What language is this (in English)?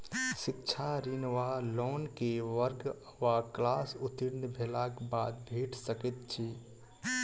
Maithili